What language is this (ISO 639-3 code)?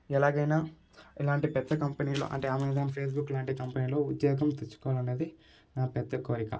tel